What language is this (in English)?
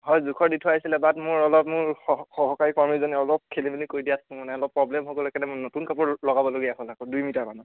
Assamese